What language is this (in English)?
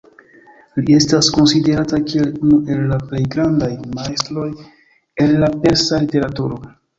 Esperanto